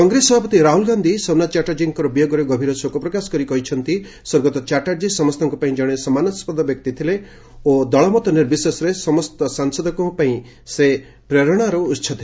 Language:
Odia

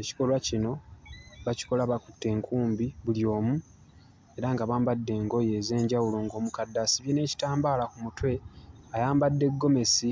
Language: Ganda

